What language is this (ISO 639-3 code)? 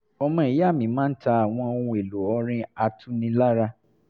yor